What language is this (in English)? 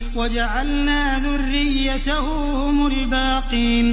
Arabic